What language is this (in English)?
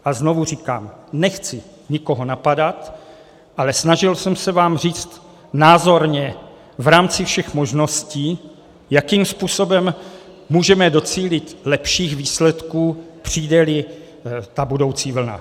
Czech